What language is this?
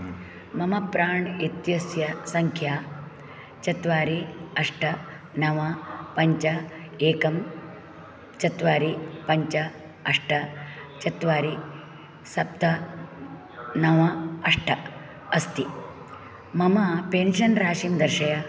Sanskrit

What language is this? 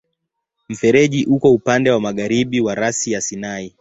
Swahili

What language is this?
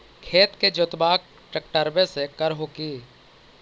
Magahi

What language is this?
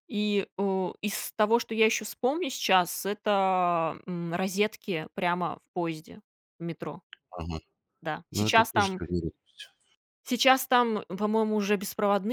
Russian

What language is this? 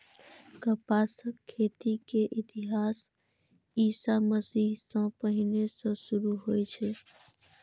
Maithili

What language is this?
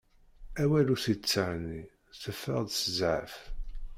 Kabyle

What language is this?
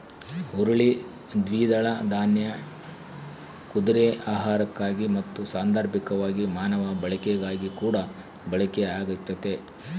Kannada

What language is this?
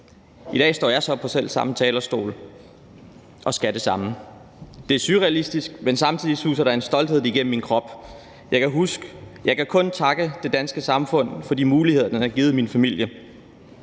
Danish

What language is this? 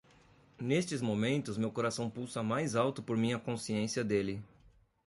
Portuguese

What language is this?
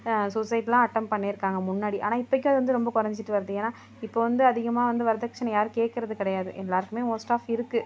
Tamil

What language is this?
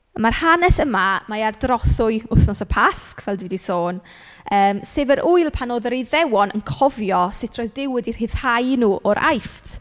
Welsh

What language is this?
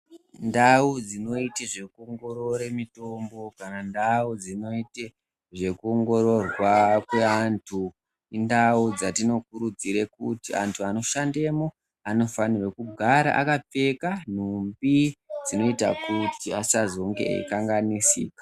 Ndau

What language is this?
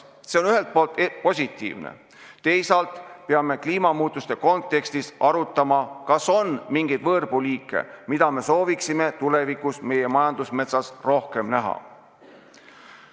Estonian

